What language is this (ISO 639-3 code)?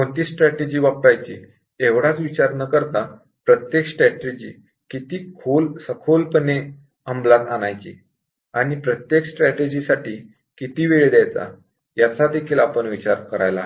mar